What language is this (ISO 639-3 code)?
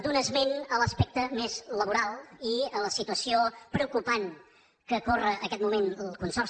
cat